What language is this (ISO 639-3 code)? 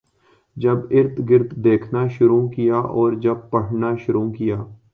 urd